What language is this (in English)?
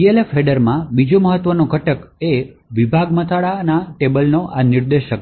Gujarati